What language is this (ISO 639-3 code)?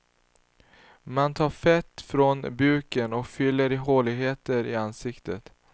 swe